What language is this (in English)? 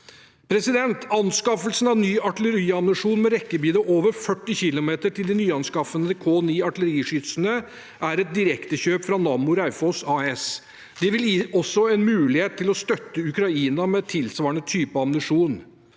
Norwegian